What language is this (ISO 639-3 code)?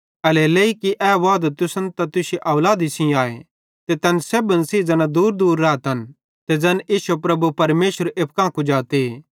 bhd